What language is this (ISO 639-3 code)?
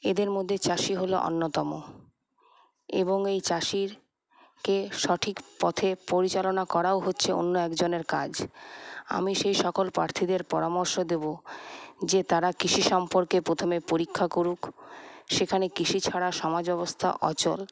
ben